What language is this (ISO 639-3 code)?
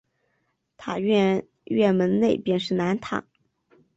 zho